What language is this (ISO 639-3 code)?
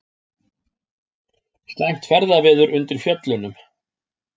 isl